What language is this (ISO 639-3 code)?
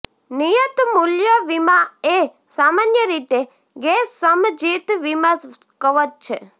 guj